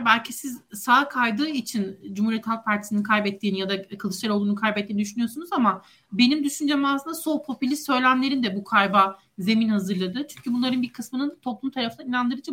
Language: Turkish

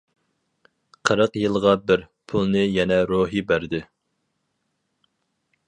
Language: Uyghur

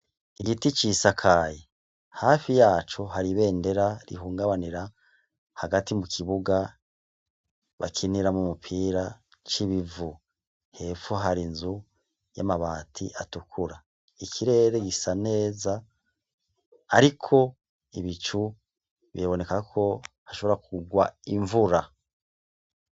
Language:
Rundi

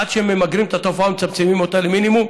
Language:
Hebrew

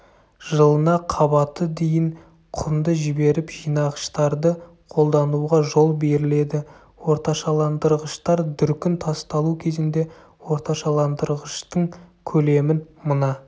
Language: Kazakh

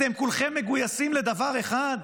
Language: Hebrew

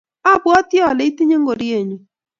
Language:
Kalenjin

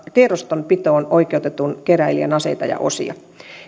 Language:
Finnish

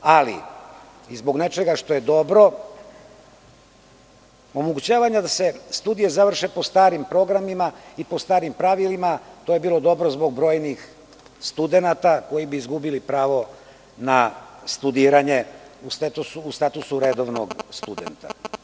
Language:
Serbian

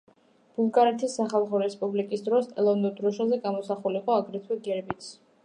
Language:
Georgian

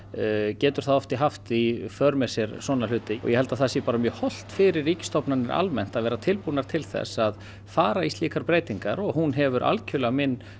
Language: Icelandic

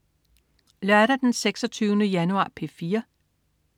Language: Danish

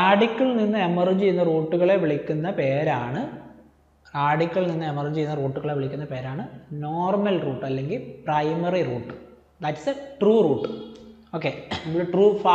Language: Malayalam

